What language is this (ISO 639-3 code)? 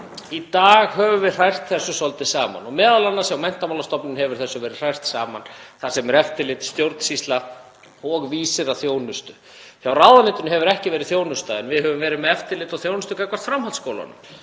isl